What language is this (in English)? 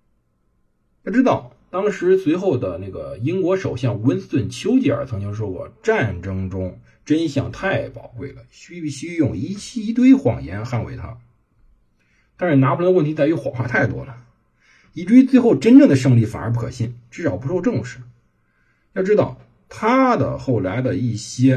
Chinese